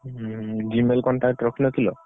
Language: Odia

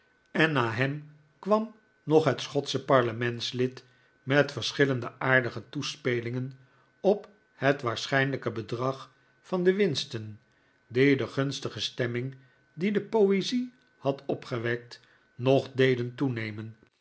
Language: Dutch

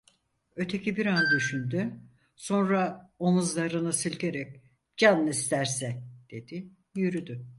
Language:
Turkish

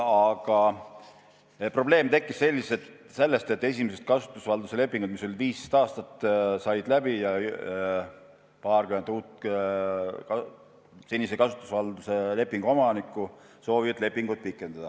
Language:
Estonian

